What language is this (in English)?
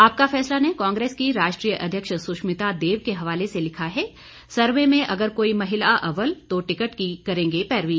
Hindi